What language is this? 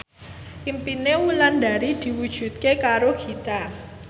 Javanese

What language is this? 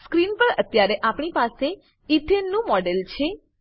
Gujarati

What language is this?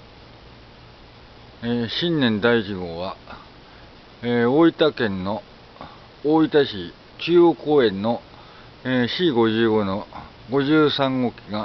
Japanese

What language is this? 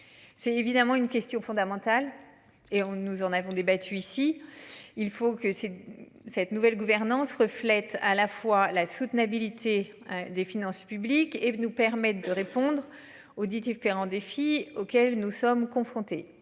French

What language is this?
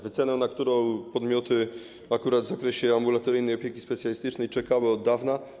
Polish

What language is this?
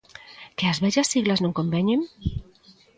Galician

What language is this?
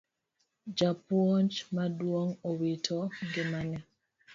Luo (Kenya and Tanzania)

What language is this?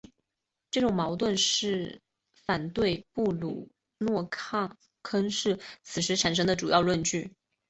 Chinese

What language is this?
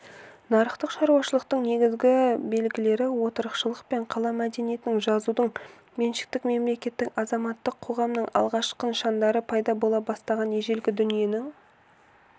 Kazakh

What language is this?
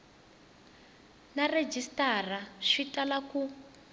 Tsonga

